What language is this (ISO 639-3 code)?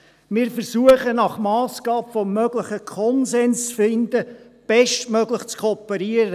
gsw